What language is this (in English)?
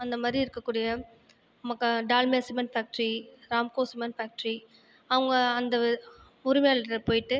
Tamil